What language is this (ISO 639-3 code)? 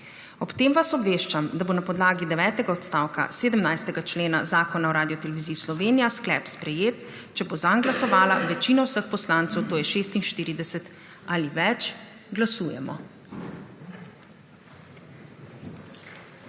slv